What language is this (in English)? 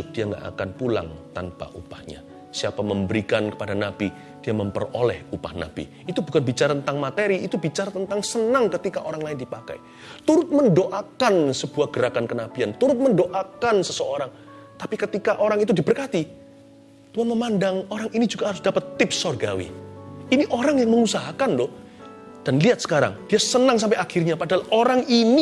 Indonesian